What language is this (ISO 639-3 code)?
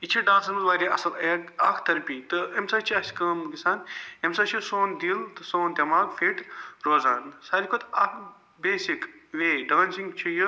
kas